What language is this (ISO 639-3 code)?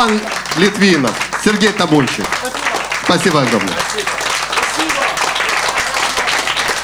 rus